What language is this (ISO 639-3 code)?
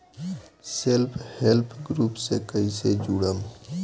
bho